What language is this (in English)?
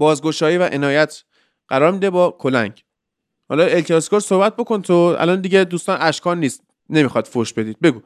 Persian